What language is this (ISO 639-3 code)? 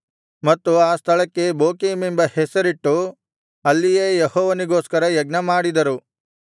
kan